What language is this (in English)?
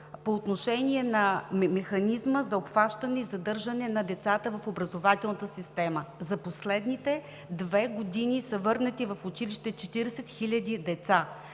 Bulgarian